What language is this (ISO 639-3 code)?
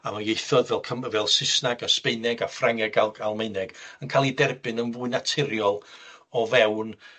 cym